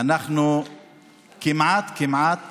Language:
Hebrew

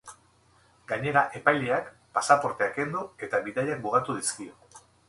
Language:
Basque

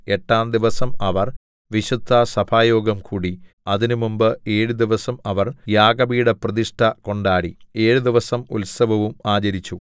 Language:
Malayalam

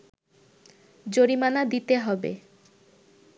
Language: Bangla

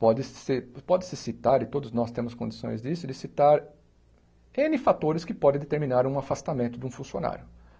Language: Portuguese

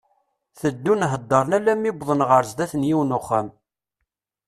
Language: Kabyle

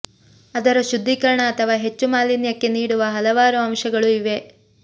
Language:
Kannada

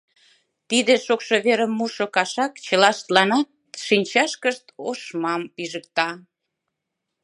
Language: Mari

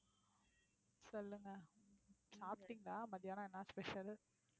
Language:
Tamil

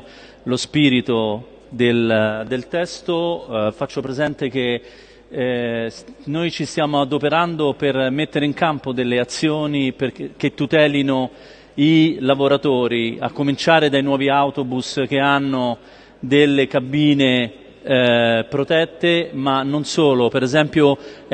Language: Italian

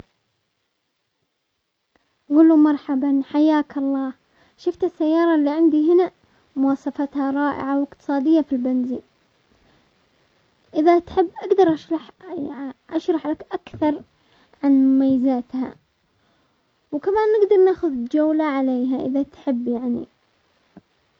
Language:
Omani Arabic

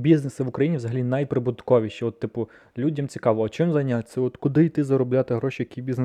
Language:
Ukrainian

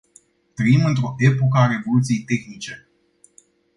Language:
Romanian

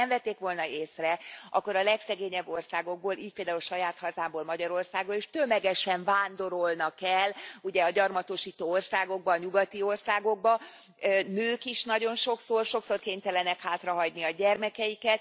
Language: Hungarian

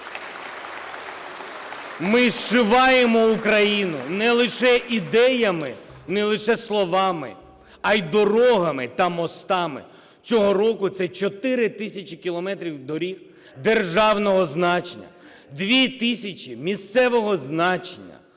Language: Ukrainian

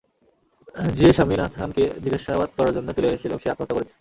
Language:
Bangla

